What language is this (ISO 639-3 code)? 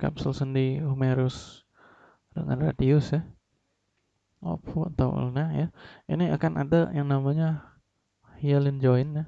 ind